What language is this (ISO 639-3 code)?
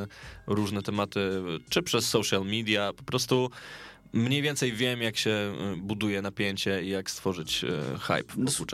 pol